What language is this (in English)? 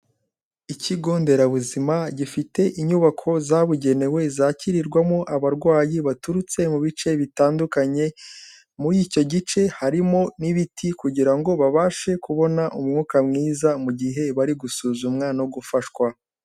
Kinyarwanda